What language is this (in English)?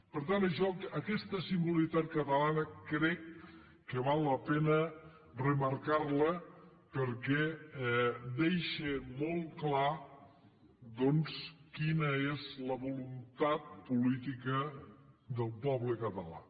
Catalan